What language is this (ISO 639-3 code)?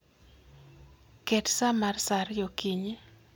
luo